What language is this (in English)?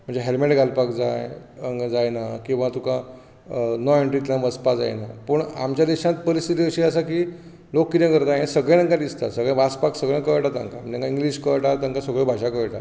Konkani